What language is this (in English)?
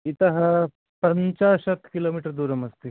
Sanskrit